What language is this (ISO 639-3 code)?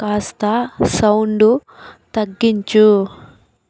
tel